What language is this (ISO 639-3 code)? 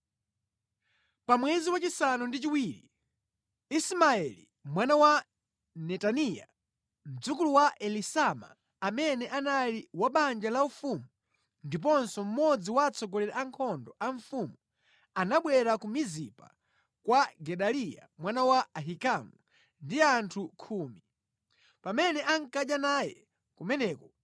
nya